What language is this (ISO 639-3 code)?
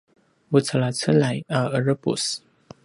pwn